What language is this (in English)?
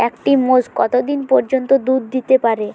Bangla